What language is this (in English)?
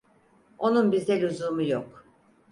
Turkish